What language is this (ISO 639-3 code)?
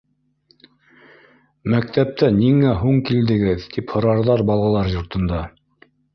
bak